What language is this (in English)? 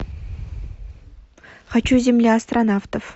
Russian